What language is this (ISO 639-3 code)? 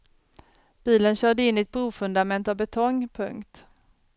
swe